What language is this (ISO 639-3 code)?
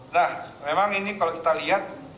ind